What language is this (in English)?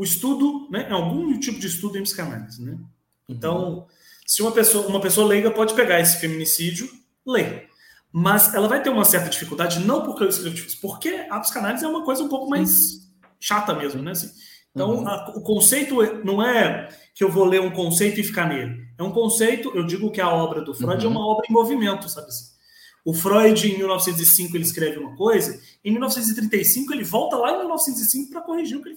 Portuguese